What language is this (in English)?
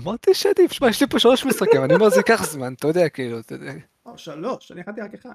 Hebrew